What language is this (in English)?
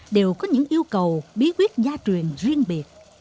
Vietnamese